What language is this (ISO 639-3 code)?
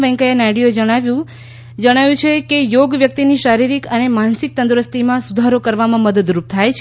guj